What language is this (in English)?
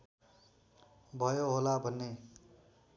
Nepali